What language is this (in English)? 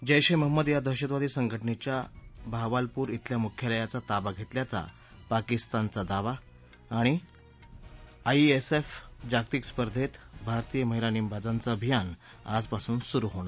Marathi